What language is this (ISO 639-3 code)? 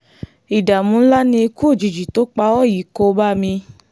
yor